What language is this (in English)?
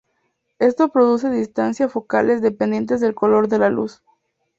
Spanish